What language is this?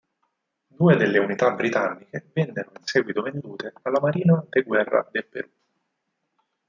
Italian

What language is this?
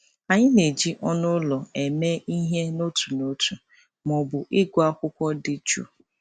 Igbo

